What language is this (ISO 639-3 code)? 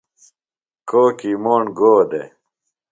phl